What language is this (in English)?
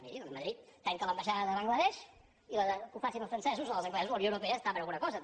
Catalan